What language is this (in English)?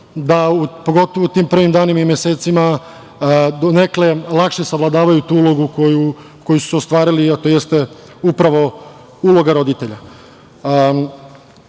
Serbian